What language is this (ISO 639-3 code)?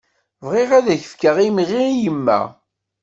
kab